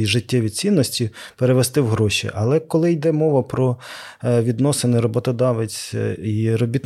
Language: Ukrainian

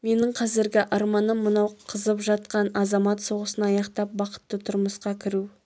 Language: Kazakh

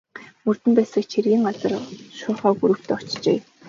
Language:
Mongolian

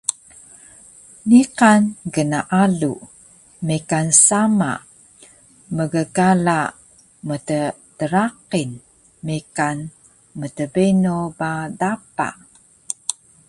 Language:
Taroko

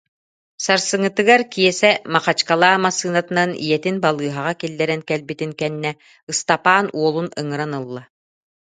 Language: Yakut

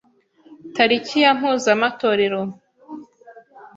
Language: Kinyarwanda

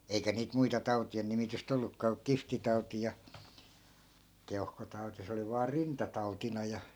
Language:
Finnish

